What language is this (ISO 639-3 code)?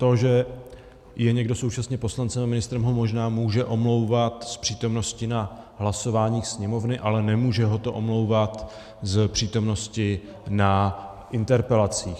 ces